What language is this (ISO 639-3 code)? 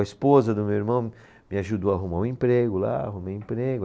por